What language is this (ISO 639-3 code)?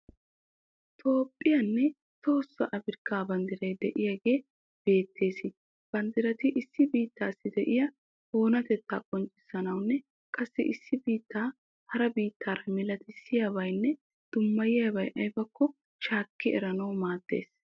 wal